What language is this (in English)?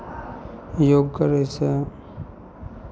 Maithili